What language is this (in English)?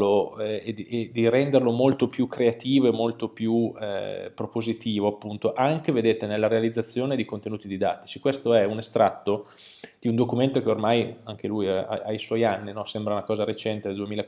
Italian